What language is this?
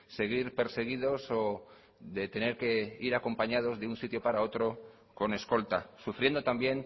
Spanish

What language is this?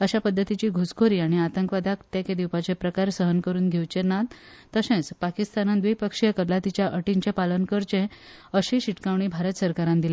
Konkani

